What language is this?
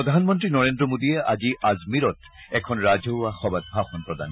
Assamese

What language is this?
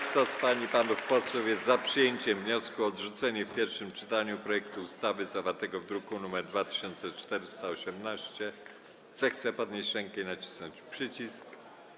Polish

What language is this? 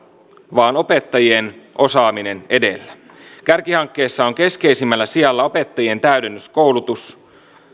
Finnish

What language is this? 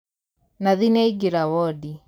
Kikuyu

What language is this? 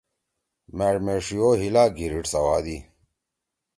Torwali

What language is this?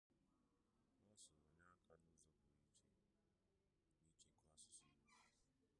Igbo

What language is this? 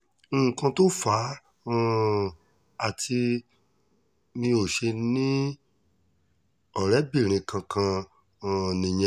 Yoruba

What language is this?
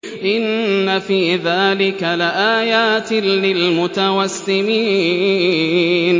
Arabic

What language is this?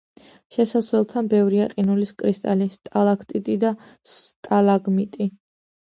Georgian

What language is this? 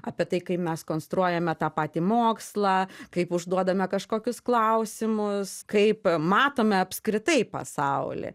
Lithuanian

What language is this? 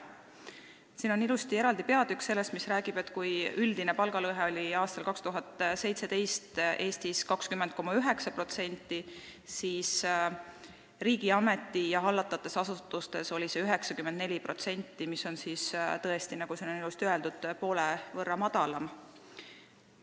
Estonian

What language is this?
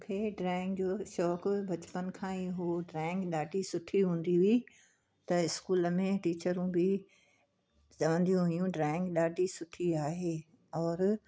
Sindhi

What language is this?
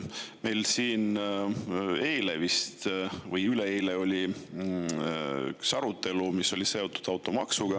Estonian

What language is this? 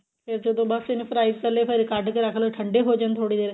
Punjabi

